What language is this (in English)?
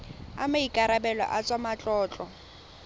Tswana